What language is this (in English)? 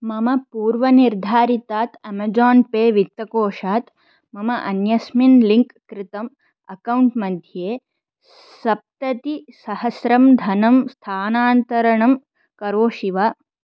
Sanskrit